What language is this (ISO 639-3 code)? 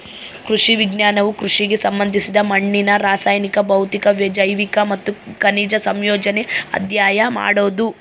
kan